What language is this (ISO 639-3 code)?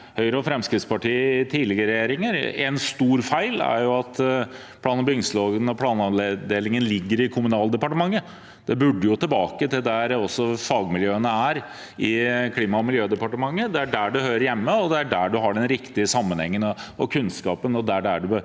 nor